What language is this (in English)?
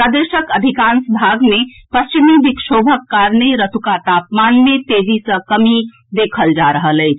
Maithili